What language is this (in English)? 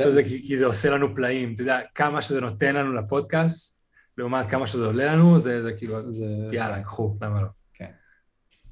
Hebrew